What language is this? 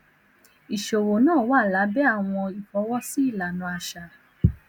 Yoruba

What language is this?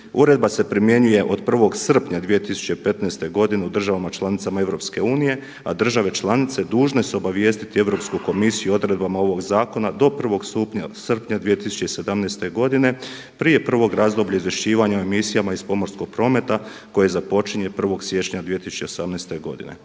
Croatian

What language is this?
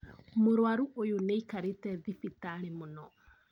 Kikuyu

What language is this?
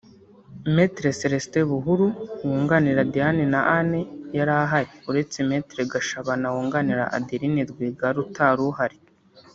Kinyarwanda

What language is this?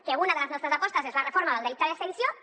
Catalan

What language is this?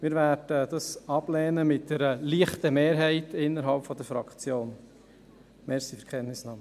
Swiss German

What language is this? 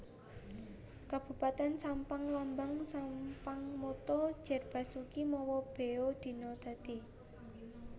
Javanese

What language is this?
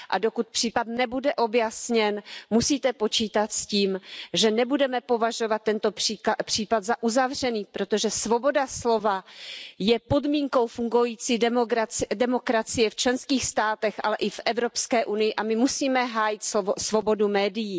Czech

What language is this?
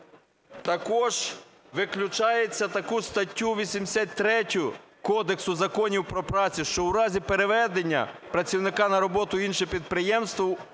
Ukrainian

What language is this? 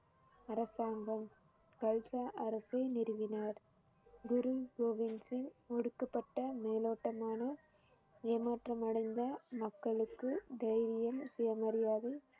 Tamil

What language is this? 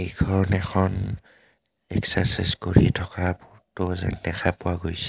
Assamese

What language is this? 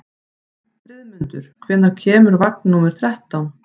Icelandic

